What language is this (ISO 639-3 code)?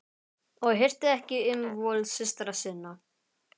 isl